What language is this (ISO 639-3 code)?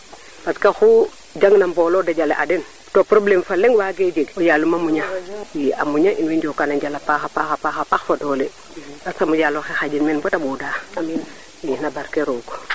srr